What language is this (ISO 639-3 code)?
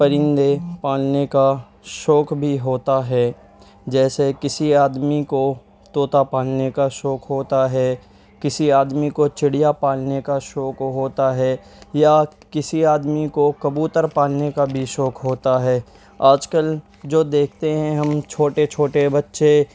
urd